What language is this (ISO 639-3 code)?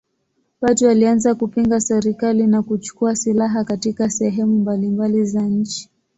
swa